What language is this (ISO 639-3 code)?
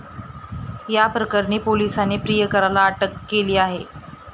mar